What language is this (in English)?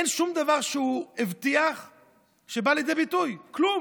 Hebrew